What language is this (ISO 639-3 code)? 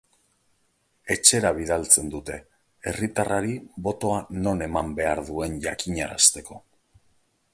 eus